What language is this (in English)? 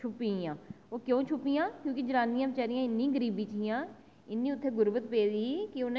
Dogri